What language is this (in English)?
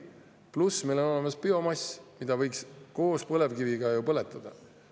Estonian